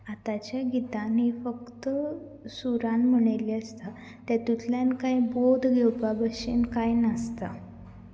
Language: Konkani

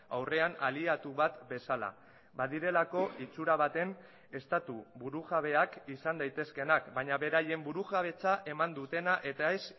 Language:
Basque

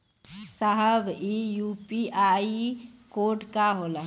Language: Bhojpuri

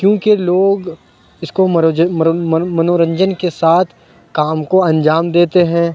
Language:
Urdu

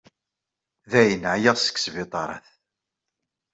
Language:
Kabyle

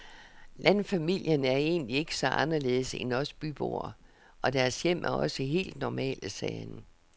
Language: Danish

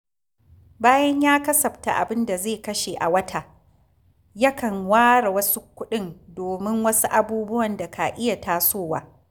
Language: Hausa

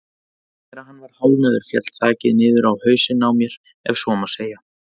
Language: Icelandic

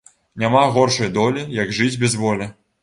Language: Belarusian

